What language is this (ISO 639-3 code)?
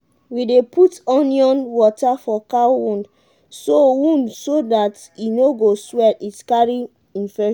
pcm